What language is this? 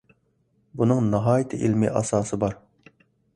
Uyghur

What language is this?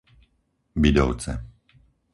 Slovak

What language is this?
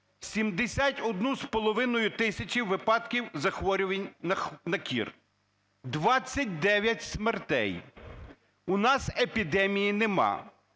Ukrainian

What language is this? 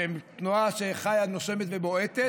Hebrew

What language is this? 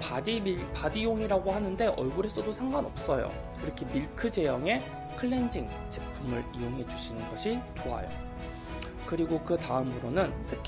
Korean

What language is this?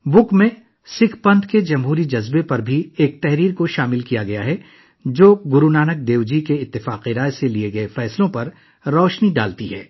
Urdu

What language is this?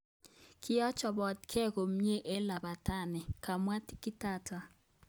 Kalenjin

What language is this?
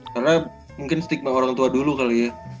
Indonesian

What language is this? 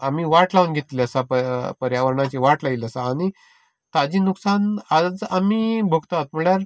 Konkani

